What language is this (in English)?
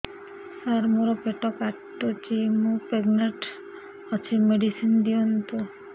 Odia